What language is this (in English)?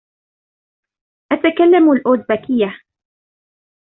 Arabic